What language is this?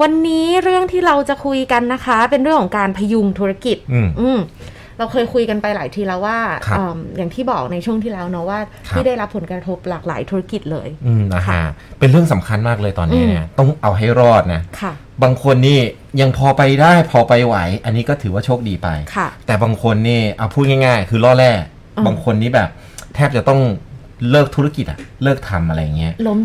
Thai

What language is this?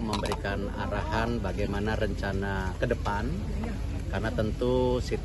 Indonesian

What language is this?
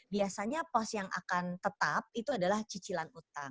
Indonesian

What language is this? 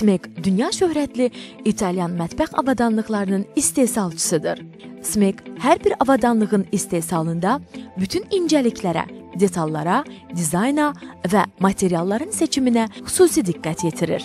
Turkish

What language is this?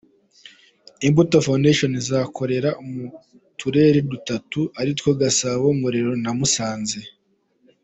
Kinyarwanda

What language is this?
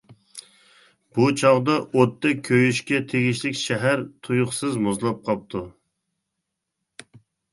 Uyghur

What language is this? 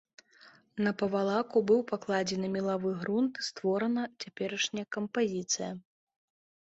Belarusian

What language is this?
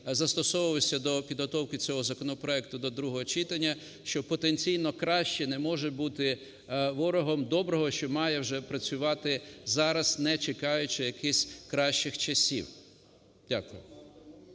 Ukrainian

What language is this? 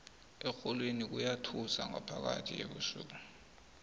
South Ndebele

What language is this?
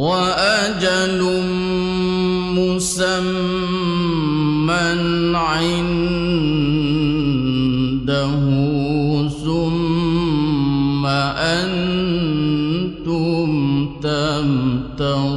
Arabic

